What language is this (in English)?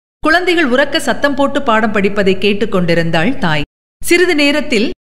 Tamil